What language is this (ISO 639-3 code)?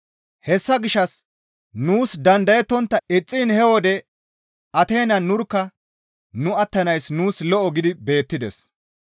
gmv